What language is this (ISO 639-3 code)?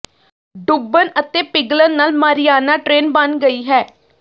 pan